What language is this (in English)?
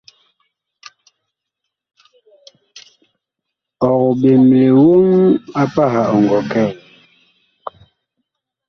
Bakoko